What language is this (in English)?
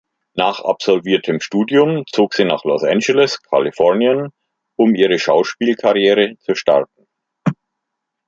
German